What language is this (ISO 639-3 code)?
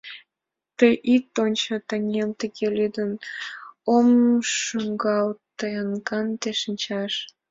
chm